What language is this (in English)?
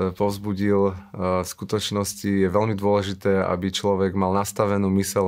Slovak